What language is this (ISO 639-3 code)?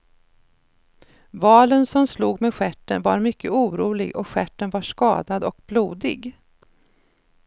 swe